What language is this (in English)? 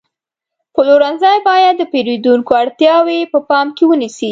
Pashto